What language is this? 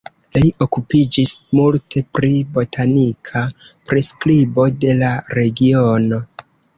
Esperanto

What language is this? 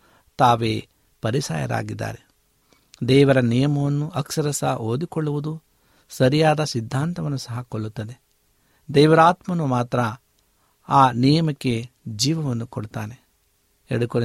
Kannada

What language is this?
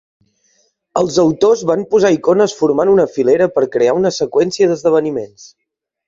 Catalan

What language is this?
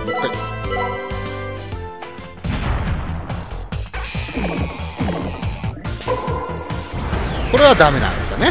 Japanese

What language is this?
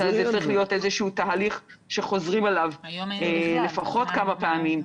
Hebrew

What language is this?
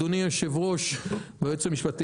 Hebrew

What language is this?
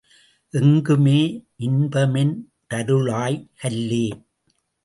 Tamil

